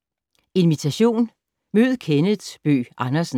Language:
Danish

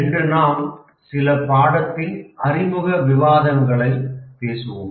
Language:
Tamil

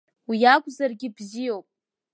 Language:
Abkhazian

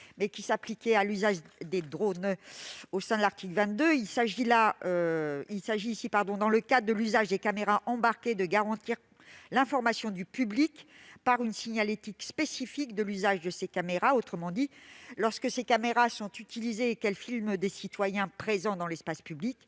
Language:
French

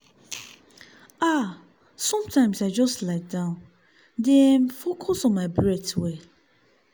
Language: Nigerian Pidgin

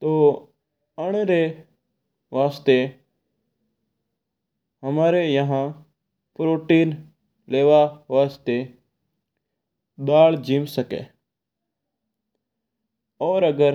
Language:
Mewari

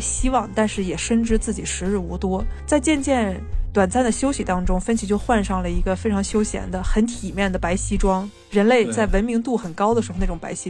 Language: Chinese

